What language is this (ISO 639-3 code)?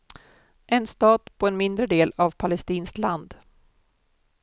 swe